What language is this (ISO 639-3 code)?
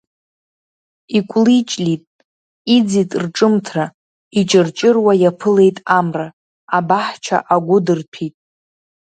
abk